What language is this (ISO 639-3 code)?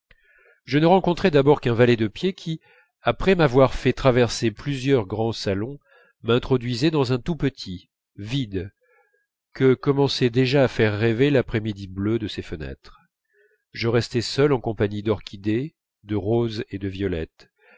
fra